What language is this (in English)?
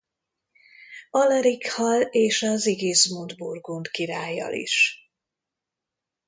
Hungarian